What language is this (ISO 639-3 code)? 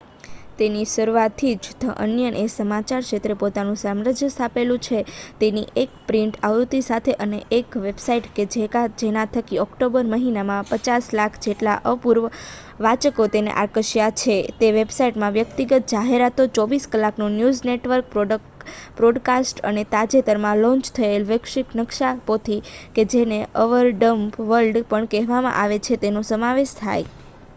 guj